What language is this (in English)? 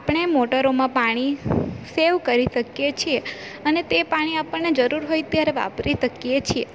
Gujarati